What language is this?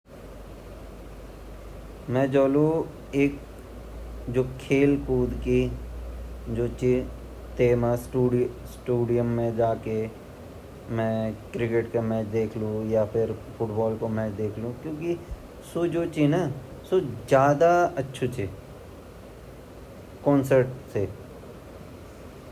Garhwali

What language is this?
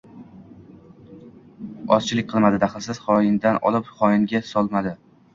Uzbek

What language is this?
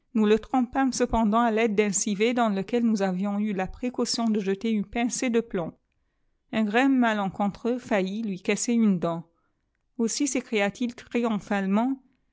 French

